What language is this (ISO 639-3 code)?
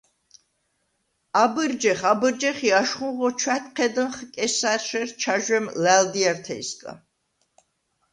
sva